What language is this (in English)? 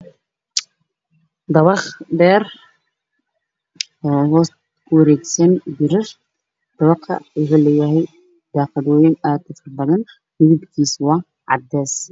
Somali